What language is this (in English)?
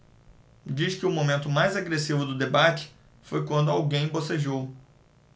Portuguese